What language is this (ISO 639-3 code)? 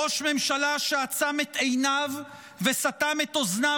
heb